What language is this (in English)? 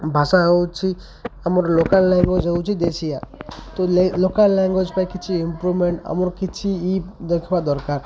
Odia